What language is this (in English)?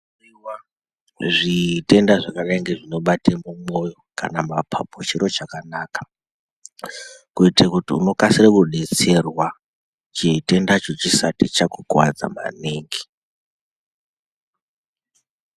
Ndau